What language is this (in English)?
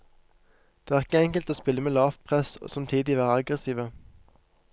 Norwegian